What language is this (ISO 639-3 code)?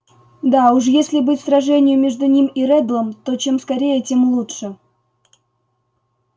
rus